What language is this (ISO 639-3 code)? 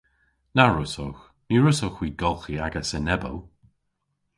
cor